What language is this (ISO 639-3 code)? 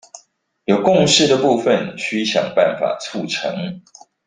zho